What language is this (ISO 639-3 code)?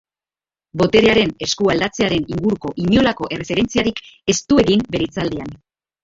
eus